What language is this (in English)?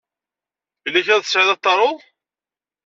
Kabyle